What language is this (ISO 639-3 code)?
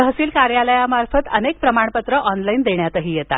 mar